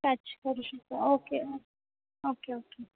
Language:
Marathi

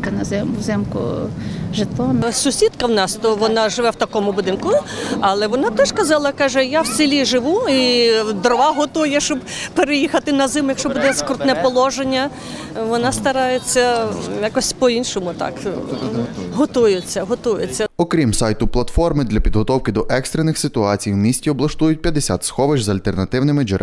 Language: Ukrainian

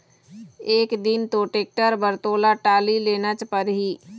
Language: Chhattisgarhi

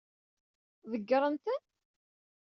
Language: Kabyle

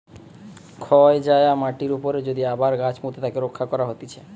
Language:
Bangla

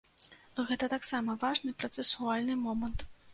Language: Belarusian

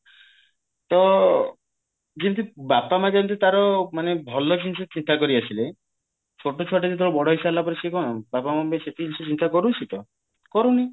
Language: Odia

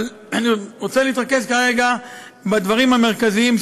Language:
Hebrew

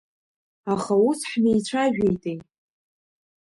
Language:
Abkhazian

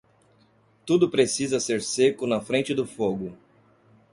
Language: Portuguese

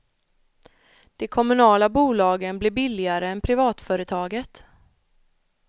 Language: Swedish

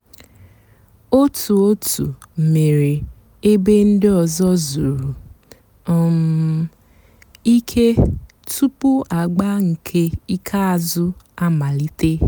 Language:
Igbo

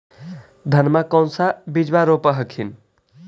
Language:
Magahi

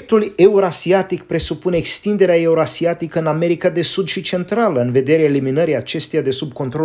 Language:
Romanian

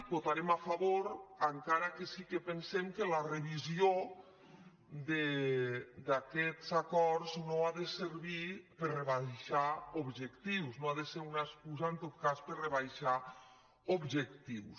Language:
Catalan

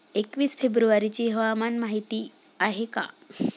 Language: Marathi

